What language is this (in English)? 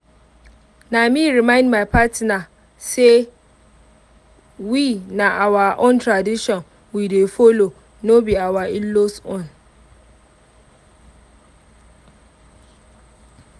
Nigerian Pidgin